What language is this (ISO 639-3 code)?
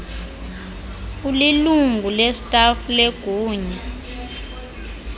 xho